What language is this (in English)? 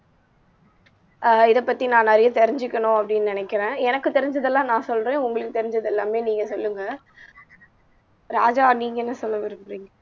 Tamil